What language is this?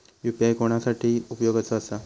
Marathi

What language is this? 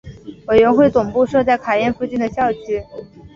Chinese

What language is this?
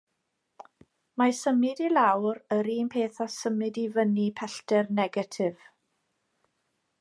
Welsh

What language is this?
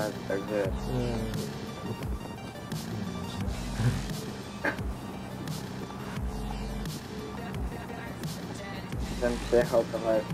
Polish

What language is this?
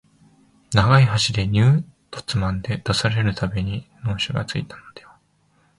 Japanese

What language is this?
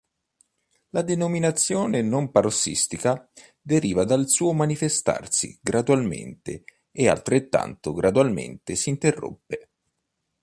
Italian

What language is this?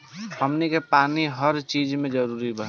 Bhojpuri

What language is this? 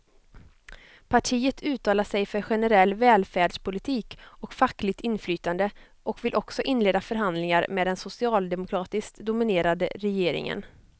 Swedish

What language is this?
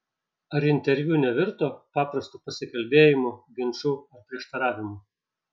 Lithuanian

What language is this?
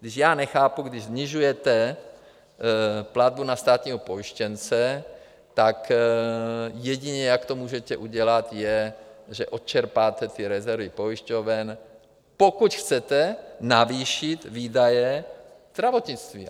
Czech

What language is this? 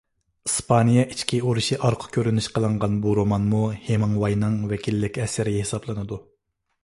Uyghur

